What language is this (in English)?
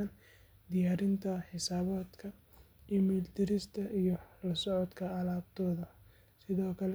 Somali